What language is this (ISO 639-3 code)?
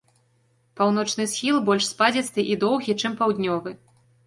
bel